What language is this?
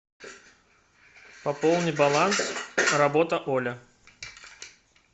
Russian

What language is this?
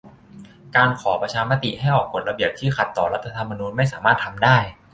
Thai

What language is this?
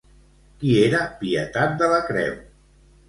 Catalan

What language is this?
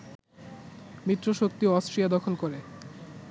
Bangla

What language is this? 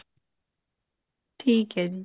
Punjabi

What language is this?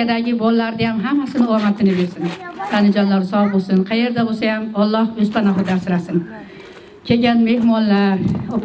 Arabic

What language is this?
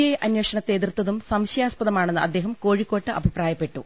Malayalam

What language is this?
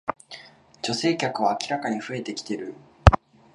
Japanese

